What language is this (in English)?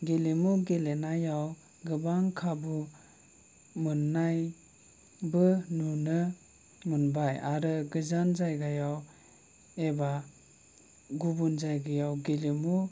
Bodo